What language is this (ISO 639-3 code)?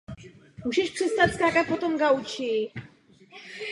ces